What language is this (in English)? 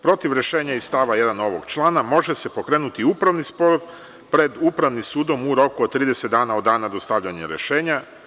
Serbian